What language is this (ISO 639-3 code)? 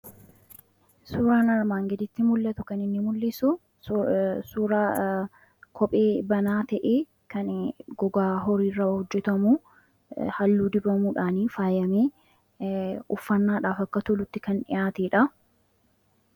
orm